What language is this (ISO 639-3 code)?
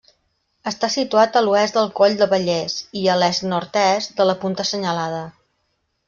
cat